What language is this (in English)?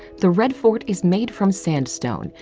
English